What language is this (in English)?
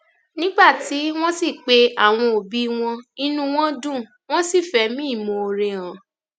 Yoruba